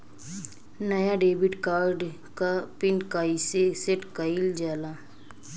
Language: Bhojpuri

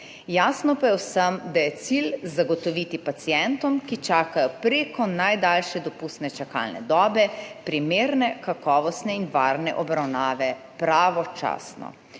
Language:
Slovenian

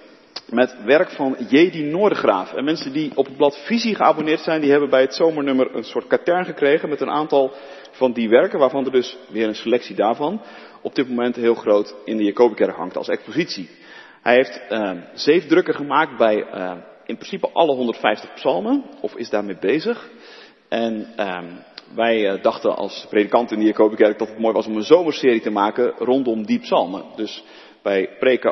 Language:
Dutch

